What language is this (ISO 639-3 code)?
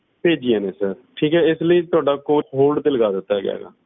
pan